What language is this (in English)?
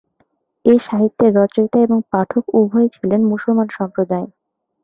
Bangla